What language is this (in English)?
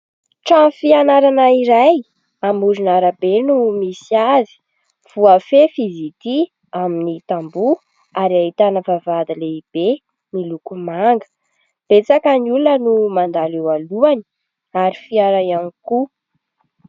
Malagasy